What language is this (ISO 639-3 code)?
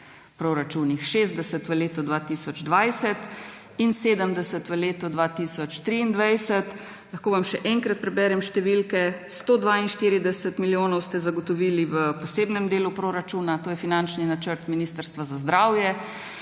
slv